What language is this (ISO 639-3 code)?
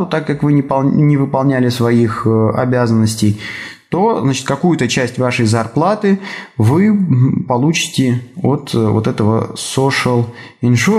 rus